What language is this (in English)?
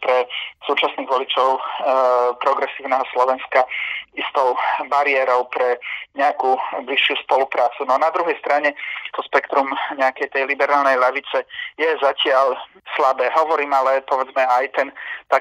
Slovak